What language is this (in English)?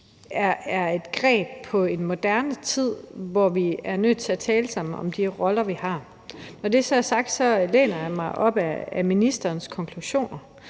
Danish